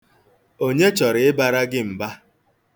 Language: Igbo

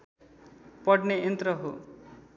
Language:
Nepali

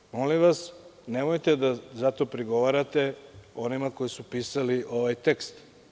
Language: Serbian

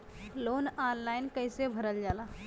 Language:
Bhojpuri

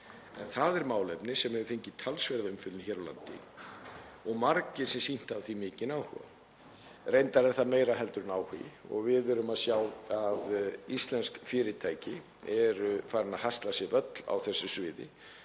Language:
Icelandic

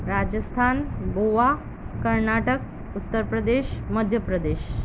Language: Gujarati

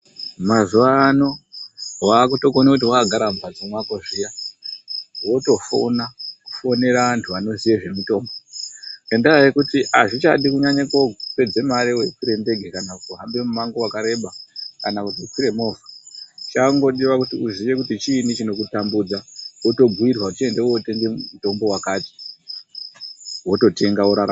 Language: Ndau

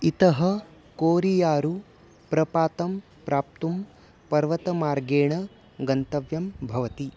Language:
Sanskrit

